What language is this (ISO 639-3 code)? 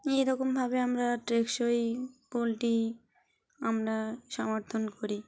ben